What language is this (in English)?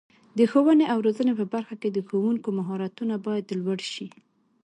Pashto